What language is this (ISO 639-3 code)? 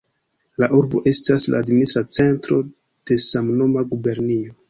epo